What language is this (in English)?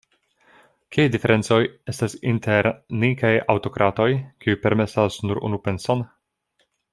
Esperanto